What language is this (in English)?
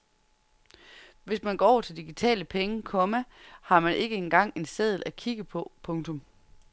Danish